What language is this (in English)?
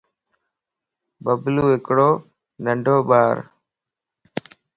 Lasi